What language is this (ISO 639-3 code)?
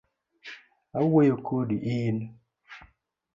luo